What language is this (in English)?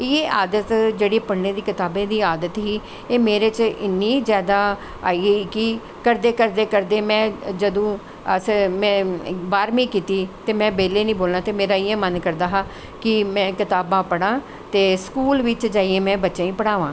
Dogri